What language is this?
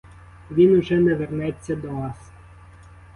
Ukrainian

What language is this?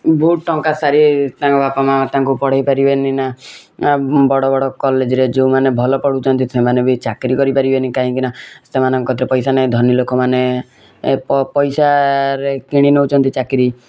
Odia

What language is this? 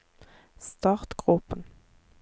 Norwegian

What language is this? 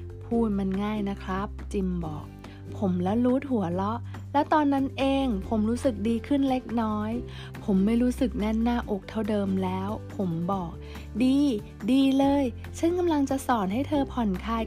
Thai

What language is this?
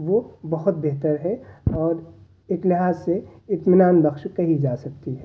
Urdu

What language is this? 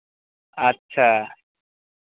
Maithili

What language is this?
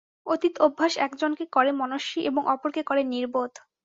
Bangla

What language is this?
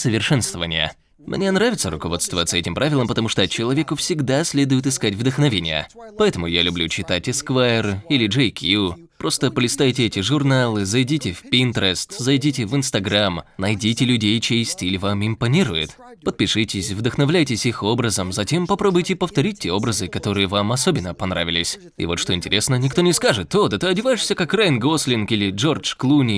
Russian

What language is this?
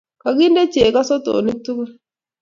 Kalenjin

